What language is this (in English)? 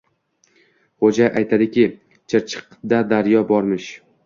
Uzbek